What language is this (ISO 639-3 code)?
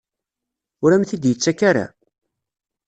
kab